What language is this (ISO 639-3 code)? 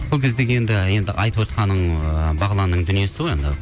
kaz